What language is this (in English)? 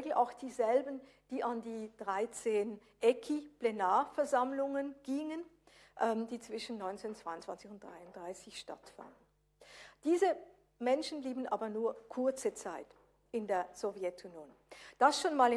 German